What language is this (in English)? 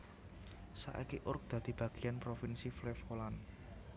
Javanese